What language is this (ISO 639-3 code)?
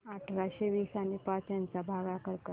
mar